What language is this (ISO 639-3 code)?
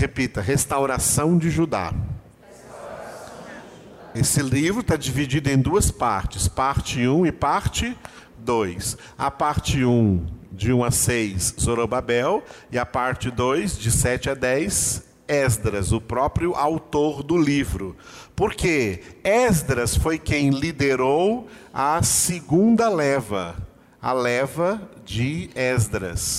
por